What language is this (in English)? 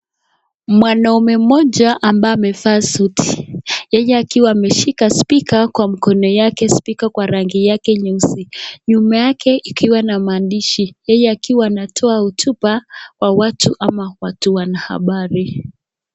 Swahili